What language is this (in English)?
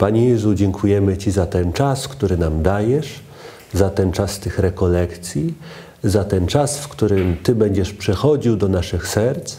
Polish